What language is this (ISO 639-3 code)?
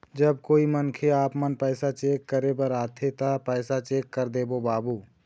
hne